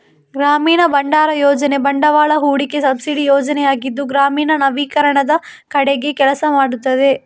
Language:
Kannada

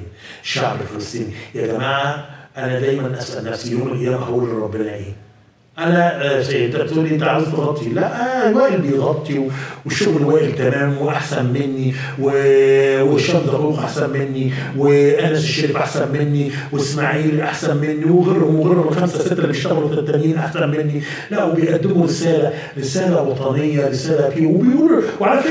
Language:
Arabic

